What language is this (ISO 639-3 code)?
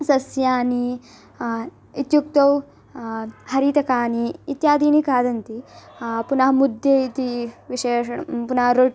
san